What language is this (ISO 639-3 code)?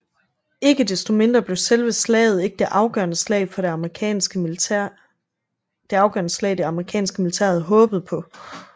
dan